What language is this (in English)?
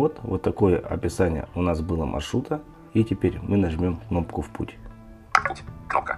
Russian